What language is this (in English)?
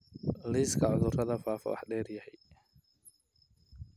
Somali